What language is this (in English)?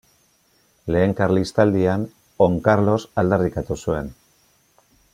Basque